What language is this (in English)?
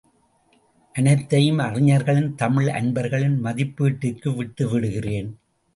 Tamil